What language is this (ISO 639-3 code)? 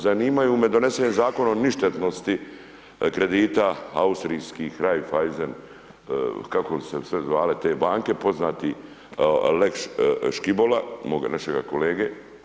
hrv